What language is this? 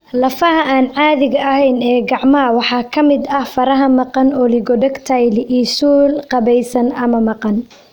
Somali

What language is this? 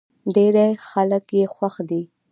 Pashto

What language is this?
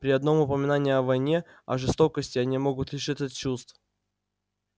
Russian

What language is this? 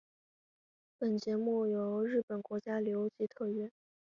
Chinese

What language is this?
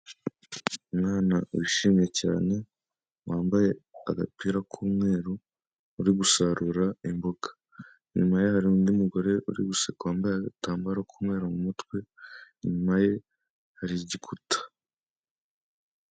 Kinyarwanda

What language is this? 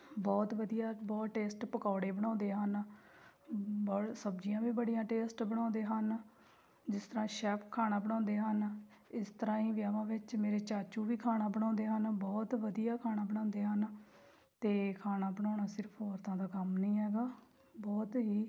Punjabi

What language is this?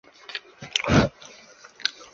Chinese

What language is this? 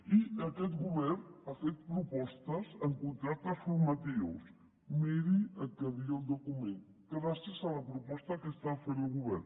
Catalan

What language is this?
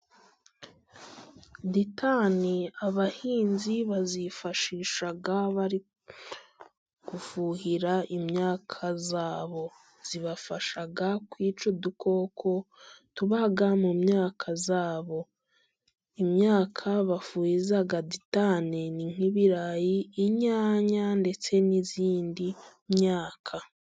Kinyarwanda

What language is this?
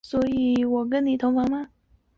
Chinese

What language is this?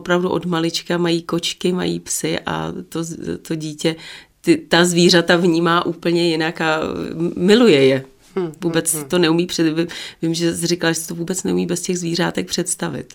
Czech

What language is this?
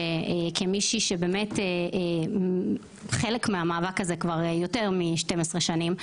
Hebrew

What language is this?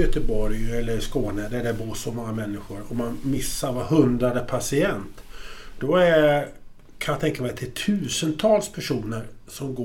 Swedish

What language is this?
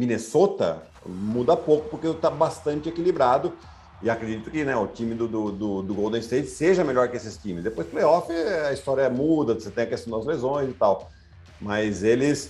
Portuguese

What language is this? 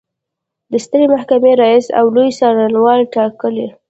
Pashto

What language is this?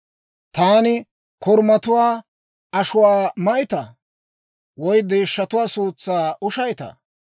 Dawro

